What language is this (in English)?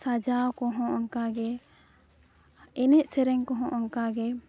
Santali